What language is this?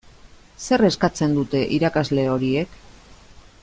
Basque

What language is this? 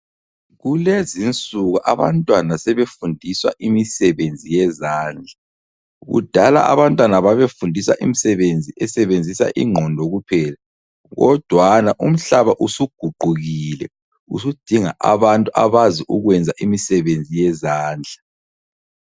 North Ndebele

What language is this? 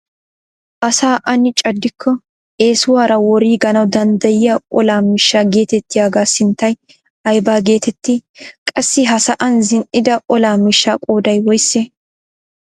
Wolaytta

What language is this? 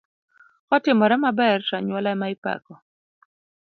Luo (Kenya and Tanzania)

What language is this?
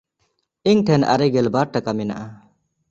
Santali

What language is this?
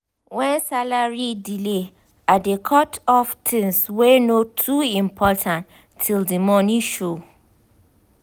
Nigerian Pidgin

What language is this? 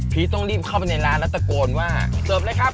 Thai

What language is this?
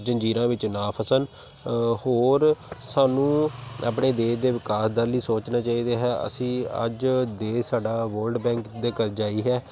Punjabi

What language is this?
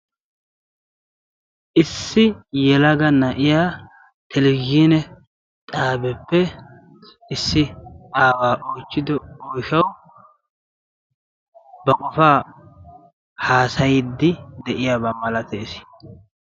Wolaytta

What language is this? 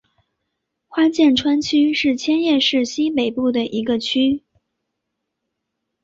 Chinese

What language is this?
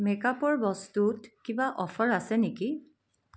Assamese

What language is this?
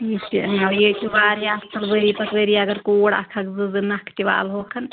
Kashmiri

